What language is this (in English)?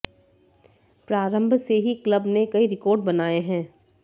Hindi